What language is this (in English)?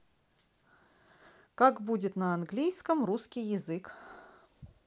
Russian